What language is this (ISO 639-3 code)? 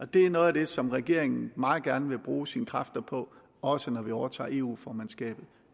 dan